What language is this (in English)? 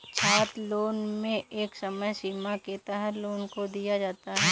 Hindi